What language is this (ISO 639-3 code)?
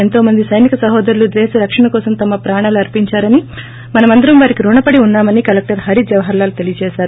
tel